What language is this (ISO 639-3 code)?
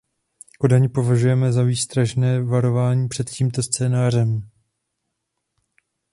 ces